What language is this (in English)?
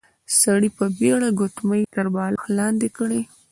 Pashto